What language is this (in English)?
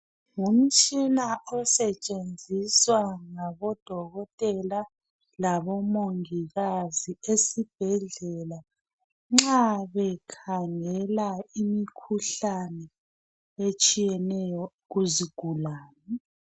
North Ndebele